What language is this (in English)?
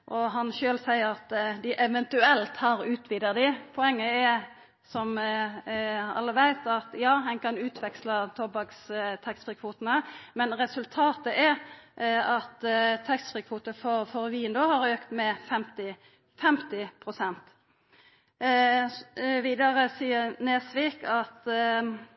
Norwegian Nynorsk